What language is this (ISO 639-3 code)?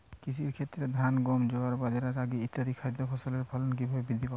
ben